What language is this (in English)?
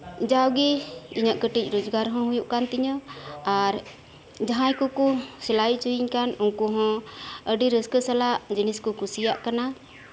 Santali